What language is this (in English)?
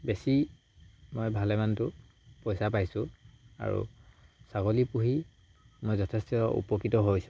Assamese